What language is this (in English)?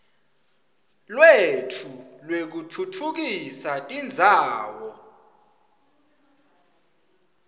Swati